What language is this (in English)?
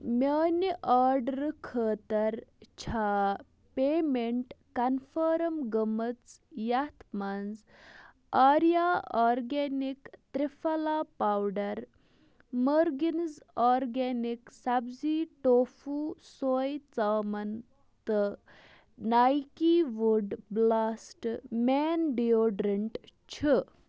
Kashmiri